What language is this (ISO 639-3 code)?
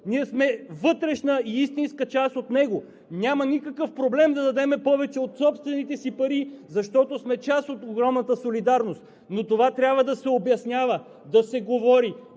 bul